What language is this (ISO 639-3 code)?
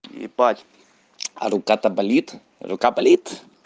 rus